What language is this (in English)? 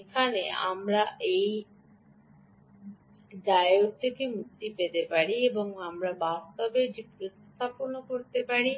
Bangla